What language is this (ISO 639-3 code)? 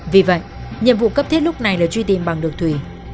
vie